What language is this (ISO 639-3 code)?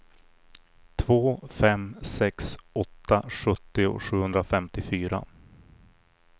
swe